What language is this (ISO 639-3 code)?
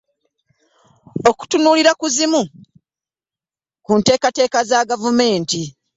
lug